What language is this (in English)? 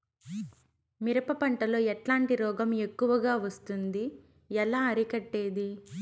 Telugu